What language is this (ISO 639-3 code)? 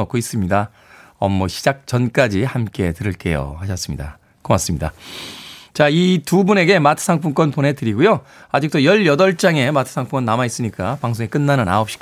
kor